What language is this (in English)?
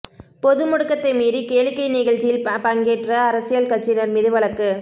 Tamil